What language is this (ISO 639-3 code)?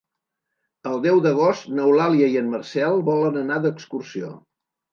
cat